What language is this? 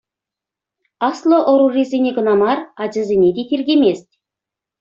Chuvash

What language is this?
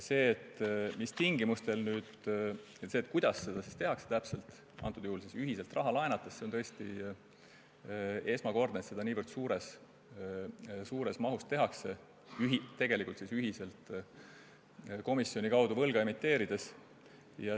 Estonian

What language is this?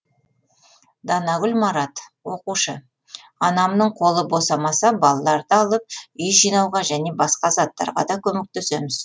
Kazakh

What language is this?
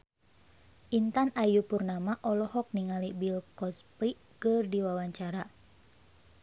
Sundanese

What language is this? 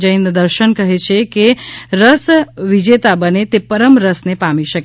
Gujarati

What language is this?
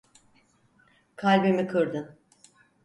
Turkish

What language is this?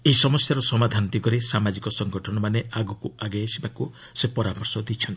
Odia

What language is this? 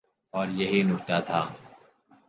Urdu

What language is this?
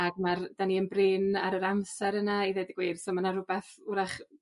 Welsh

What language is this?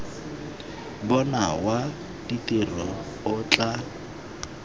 Tswana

